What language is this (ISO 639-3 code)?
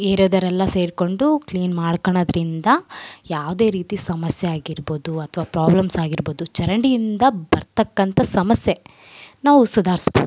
kan